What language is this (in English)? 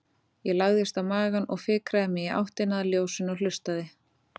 Icelandic